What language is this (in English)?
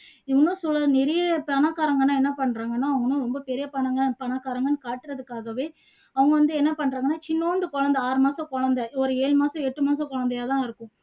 Tamil